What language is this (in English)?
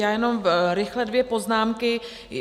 Czech